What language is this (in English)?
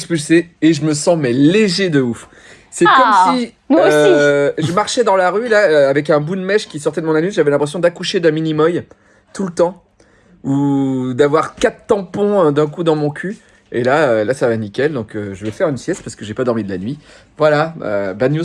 French